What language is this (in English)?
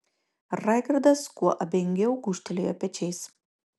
Lithuanian